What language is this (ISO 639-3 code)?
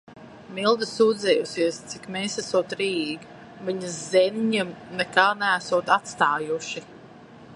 lav